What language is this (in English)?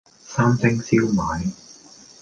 Cantonese